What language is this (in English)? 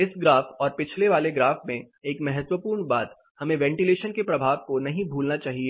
Hindi